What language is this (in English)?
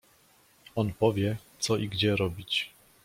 Polish